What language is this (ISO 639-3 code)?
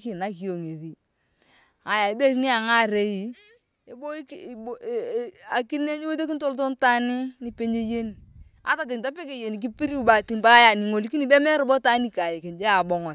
tuv